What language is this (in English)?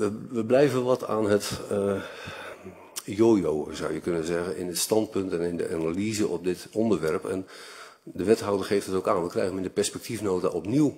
Dutch